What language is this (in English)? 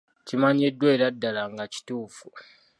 Ganda